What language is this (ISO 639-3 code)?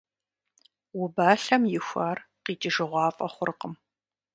kbd